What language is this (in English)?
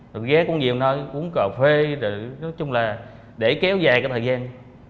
Vietnamese